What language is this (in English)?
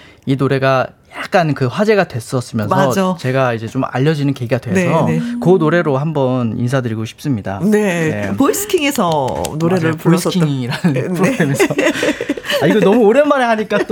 Korean